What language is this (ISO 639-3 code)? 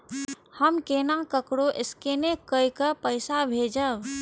mai